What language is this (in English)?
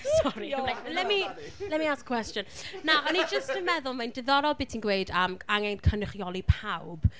Welsh